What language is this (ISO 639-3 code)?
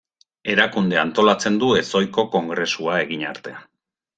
eus